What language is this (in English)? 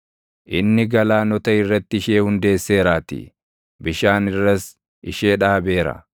Oromo